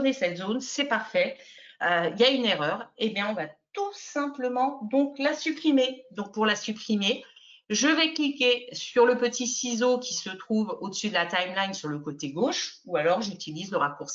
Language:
French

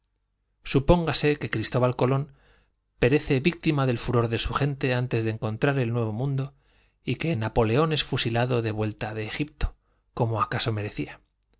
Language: Spanish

